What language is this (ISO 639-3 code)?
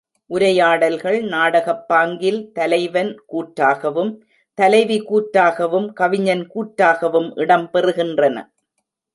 tam